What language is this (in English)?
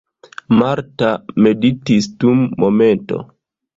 Esperanto